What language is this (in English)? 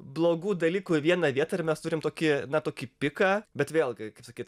Lithuanian